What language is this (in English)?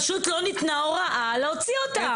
Hebrew